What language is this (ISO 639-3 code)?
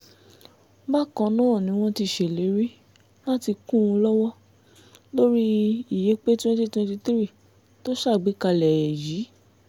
yor